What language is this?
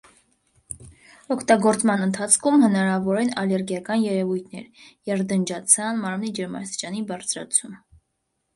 Armenian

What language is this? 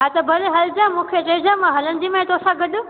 Sindhi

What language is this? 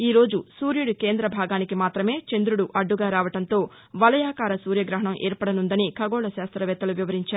Telugu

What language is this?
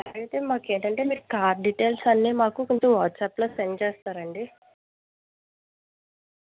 Telugu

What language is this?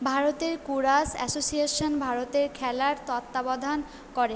Bangla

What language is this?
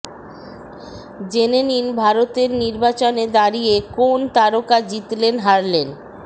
Bangla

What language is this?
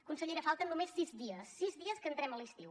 Catalan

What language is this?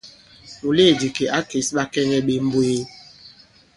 Bankon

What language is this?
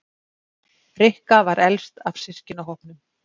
Icelandic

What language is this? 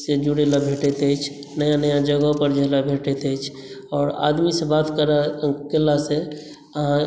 Maithili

